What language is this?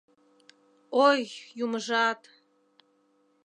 Mari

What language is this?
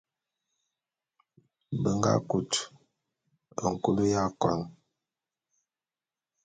Bulu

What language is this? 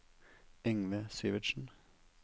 Norwegian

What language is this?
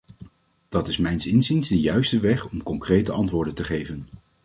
Dutch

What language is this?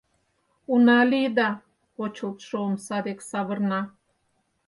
Mari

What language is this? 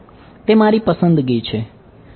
Gujarati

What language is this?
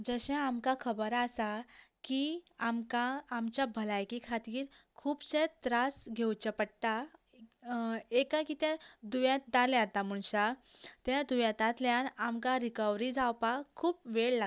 Konkani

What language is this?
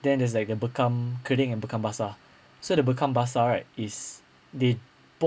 English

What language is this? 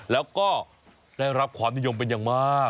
Thai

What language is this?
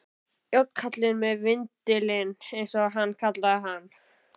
Icelandic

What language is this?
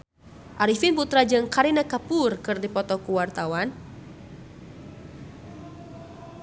Sundanese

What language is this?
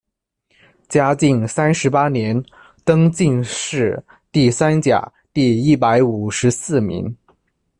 Chinese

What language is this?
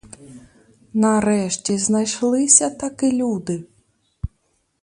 Ukrainian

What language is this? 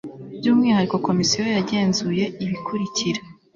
Kinyarwanda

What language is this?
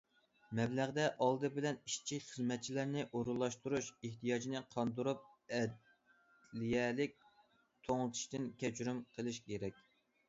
Uyghur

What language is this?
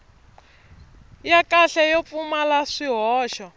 Tsonga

